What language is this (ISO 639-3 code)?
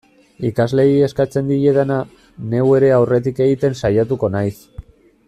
eus